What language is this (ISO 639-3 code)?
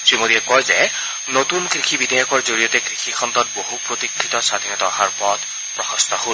asm